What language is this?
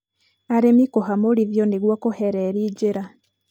Kikuyu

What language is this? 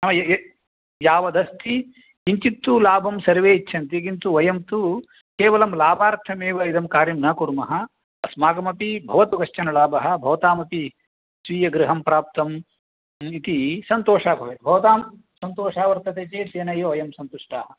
Sanskrit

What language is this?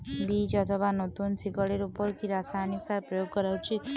Bangla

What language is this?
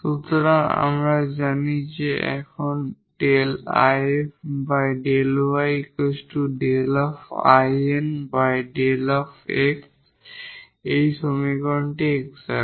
Bangla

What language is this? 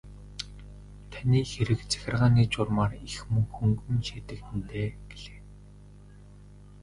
Mongolian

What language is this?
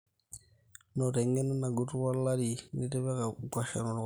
Masai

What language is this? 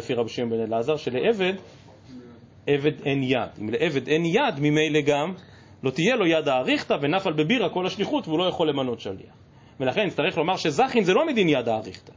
Hebrew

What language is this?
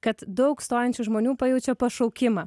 Lithuanian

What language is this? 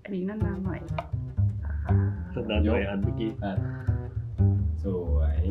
Thai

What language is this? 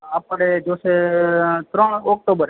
Gujarati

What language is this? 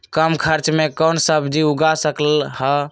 Magahi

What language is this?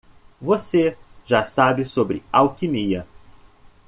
Portuguese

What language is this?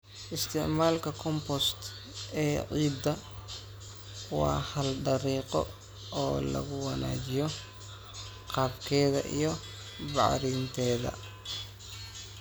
Somali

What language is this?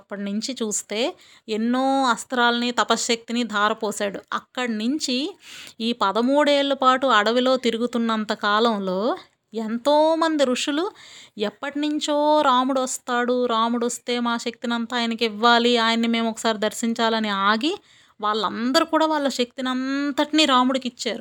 Telugu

